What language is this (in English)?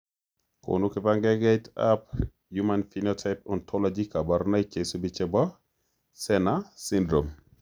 Kalenjin